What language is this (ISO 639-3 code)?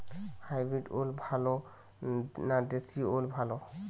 ben